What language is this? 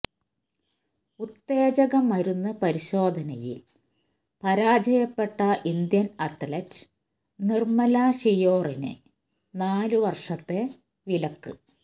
Malayalam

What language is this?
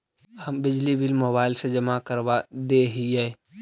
Magahi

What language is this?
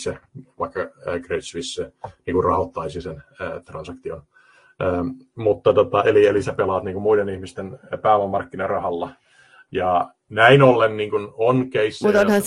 Finnish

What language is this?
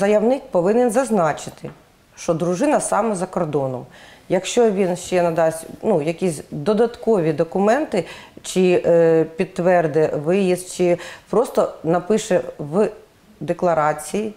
Ukrainian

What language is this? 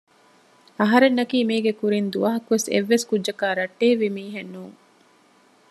Divehi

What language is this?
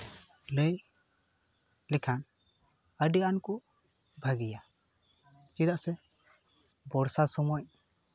Santali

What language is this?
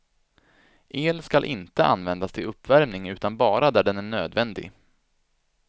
Swedish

